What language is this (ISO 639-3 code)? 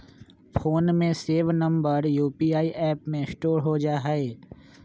mag